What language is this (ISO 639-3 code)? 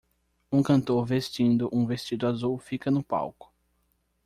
por